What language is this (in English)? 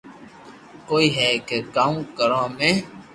Loarki